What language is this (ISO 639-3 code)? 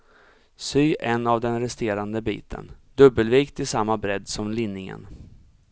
swe